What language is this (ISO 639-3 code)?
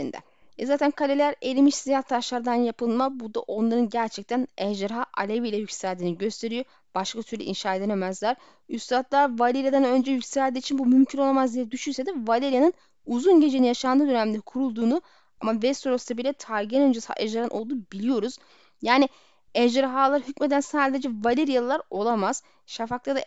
tur